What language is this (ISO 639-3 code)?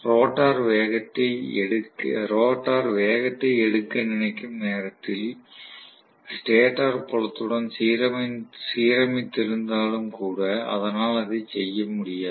tam